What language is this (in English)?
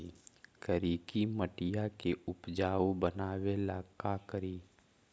Magahi